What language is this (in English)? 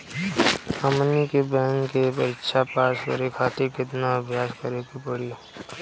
Bhojpuri